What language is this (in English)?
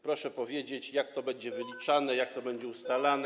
Polish